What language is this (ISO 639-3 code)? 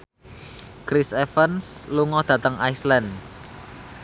jav